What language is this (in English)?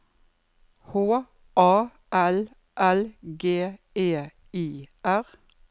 Norwegian